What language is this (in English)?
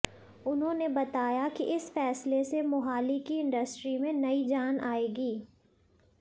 Hindi